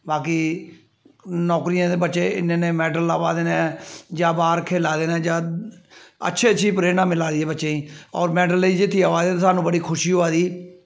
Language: Dogri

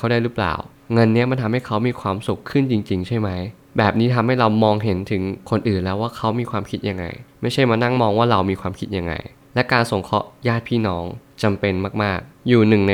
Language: Thai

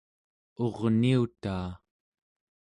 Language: Central Yupik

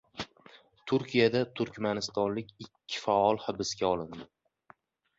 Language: Uzbek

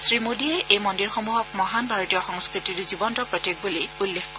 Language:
Assamese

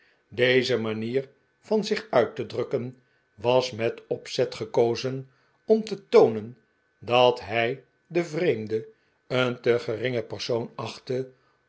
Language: Dutch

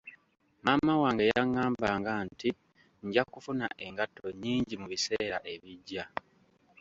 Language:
Ganda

